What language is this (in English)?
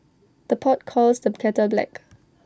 English